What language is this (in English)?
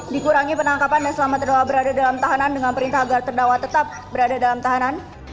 Indonesian